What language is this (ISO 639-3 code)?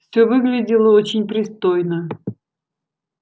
rus